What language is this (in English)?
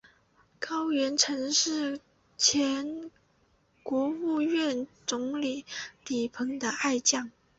Chinese